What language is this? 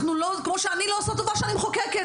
Hebrew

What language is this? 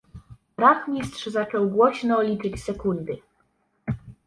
Polish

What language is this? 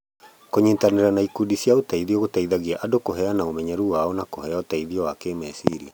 Kikuyu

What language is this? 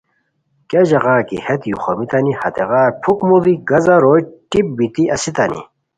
Khowar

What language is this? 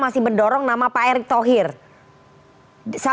Indonesian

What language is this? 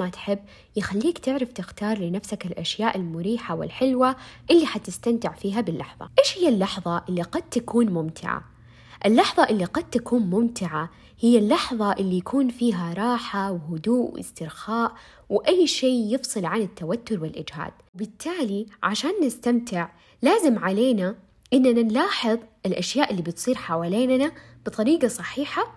Arabic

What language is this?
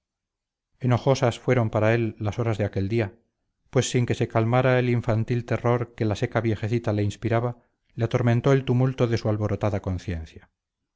Spanish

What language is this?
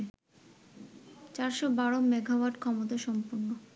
Bangla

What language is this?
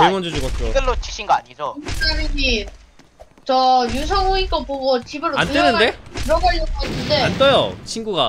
Korean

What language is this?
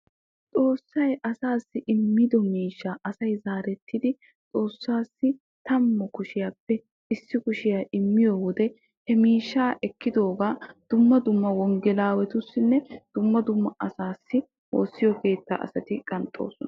Wolaytta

